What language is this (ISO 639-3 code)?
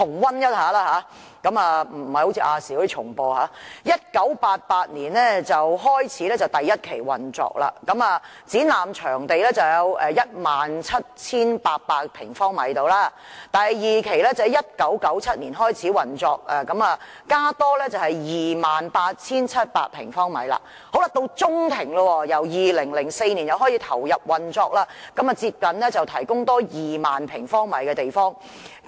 yue